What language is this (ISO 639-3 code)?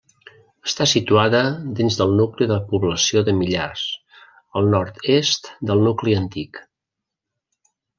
cat